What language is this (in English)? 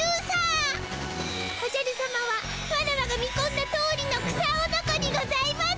Japanese